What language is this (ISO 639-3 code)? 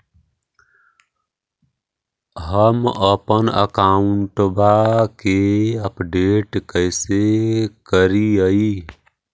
mag